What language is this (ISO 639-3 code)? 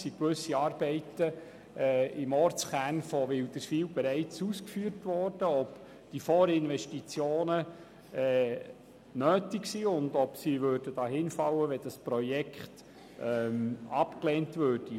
gsw